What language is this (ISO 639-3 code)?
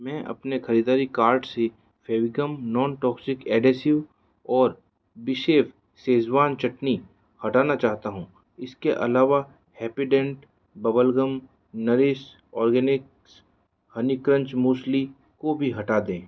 hin